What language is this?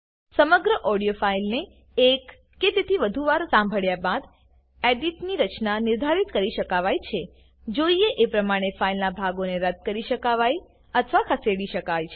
Gujarati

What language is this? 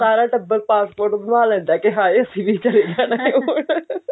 Punjabi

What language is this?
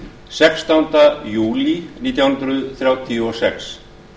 Icelandic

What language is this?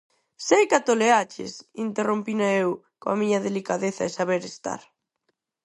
Galician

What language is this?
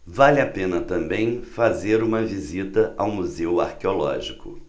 Portuguese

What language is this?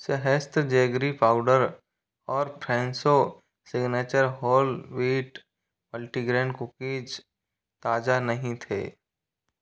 Hindi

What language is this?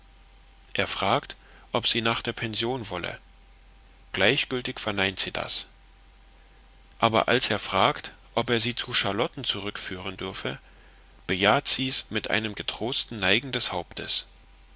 German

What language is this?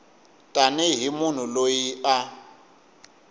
Tsonga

